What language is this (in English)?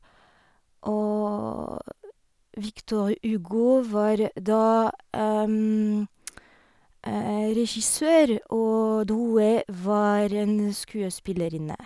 Norwegian